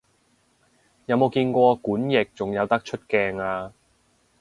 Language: Cantonese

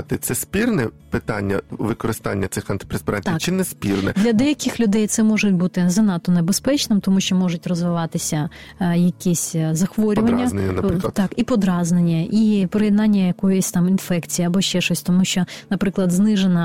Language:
Ukrainian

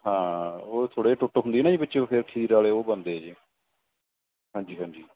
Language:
Punjabi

